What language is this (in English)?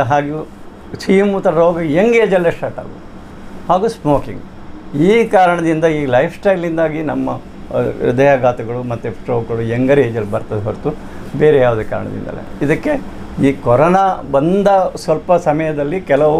Kannada